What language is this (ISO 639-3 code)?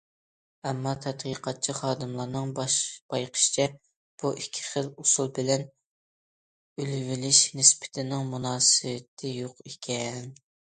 uig